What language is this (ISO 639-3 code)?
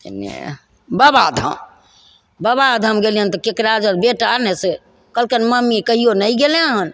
mai